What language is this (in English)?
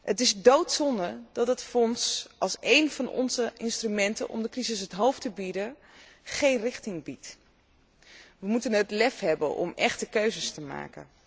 Dutch